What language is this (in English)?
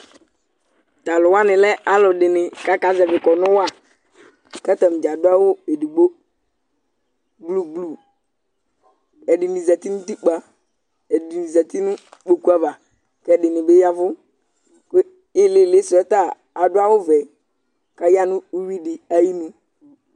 Ikposo